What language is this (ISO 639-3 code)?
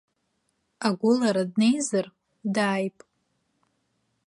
abk